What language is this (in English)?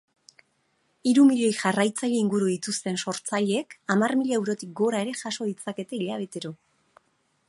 Basque